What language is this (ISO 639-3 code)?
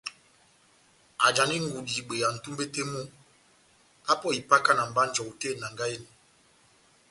bnm